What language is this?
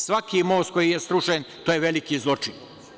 Serbian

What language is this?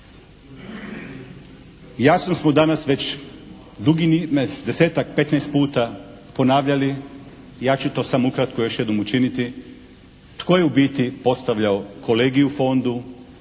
Croatian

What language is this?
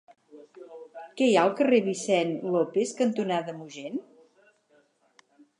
Catalan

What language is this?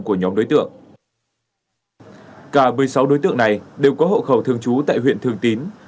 Vietnamese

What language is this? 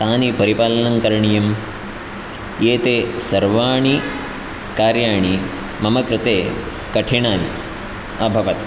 Sanskrit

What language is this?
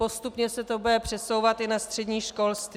Czech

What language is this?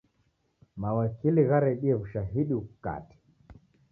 Taita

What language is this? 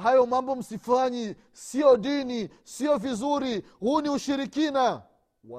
Swahili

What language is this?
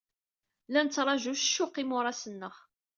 Kabyle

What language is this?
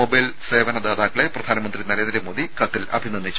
Malayalam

